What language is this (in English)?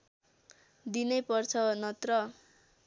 Nepali